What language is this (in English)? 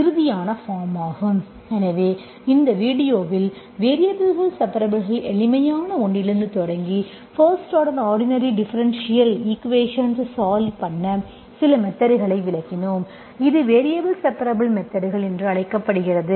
Tamil